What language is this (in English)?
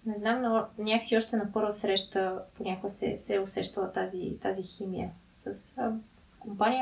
Bulgarian